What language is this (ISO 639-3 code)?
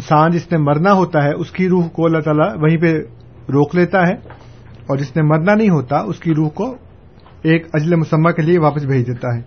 urd